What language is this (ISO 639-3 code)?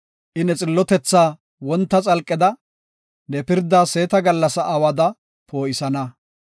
gof